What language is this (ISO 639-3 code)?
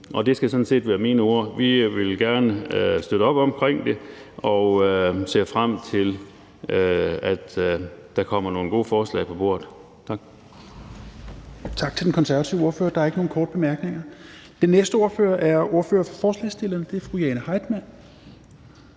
dan